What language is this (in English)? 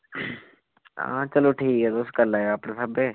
Dogri